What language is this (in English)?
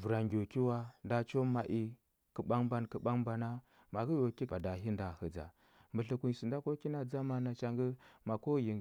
Huba